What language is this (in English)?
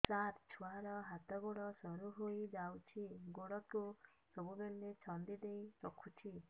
Odia